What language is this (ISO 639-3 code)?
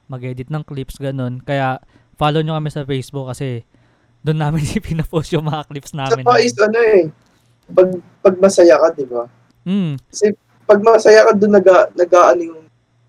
fil